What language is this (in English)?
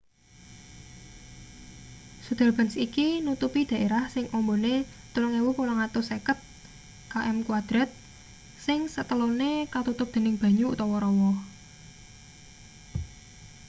Javanese